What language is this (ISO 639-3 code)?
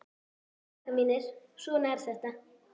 isl